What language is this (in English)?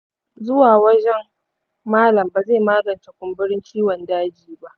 Hausa